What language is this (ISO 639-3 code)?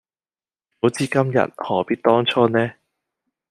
yue